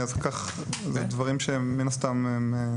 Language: Hebrew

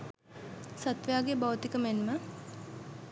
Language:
Sinhala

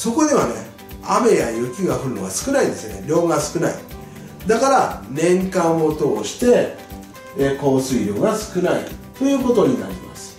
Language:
Japanese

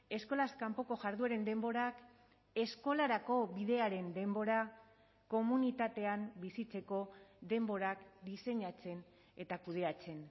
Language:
Basque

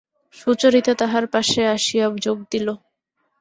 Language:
Bangla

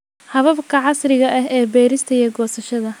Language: Somali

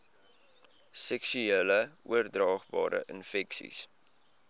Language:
Afrikaans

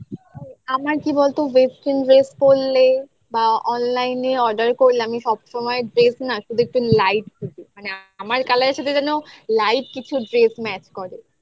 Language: Bangla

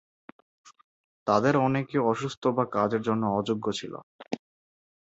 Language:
Bangla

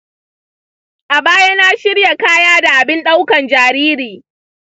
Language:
Hausa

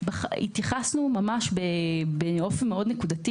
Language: Hebrew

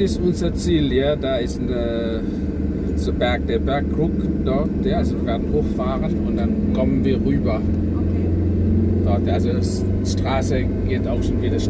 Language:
German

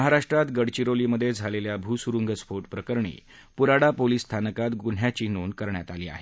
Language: Marathi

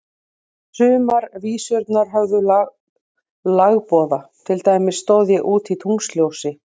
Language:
Icelandic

